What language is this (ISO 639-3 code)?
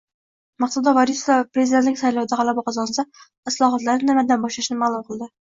uzb